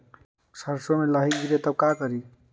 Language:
Magahi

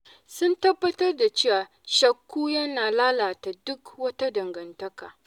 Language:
Hausa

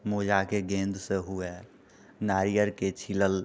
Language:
Maithili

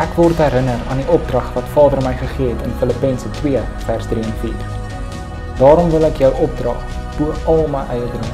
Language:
Dutch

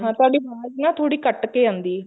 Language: Punjabi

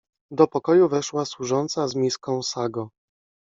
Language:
Polish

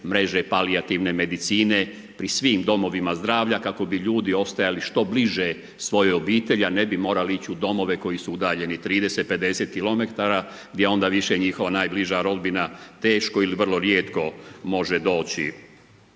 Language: Croatian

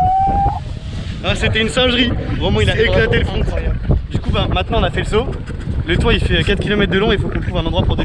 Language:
French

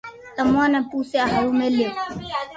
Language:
Loarki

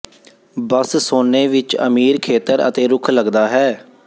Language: Punjabi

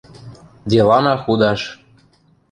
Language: Western Mari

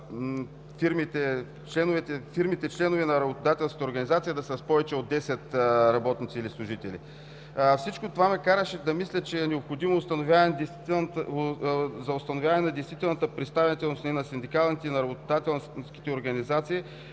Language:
Bulgarian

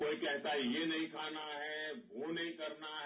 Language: Hindi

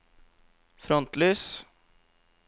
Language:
Norwegian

